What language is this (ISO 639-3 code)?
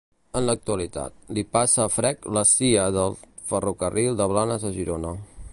cat